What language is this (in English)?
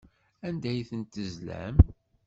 Kabyle